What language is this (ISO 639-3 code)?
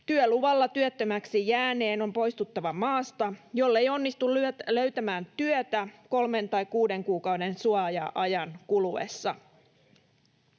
fin